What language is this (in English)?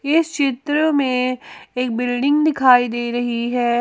Hindi